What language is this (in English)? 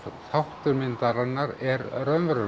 Icelandic